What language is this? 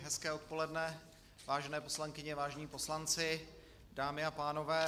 Czech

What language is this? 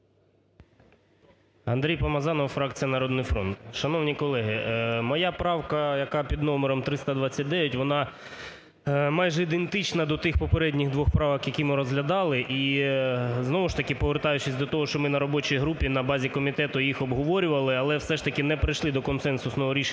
Ukrainian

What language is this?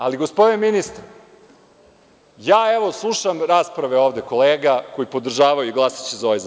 Serbian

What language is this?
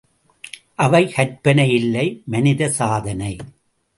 Tamil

